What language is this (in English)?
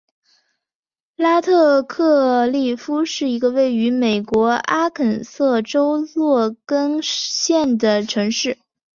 Chinese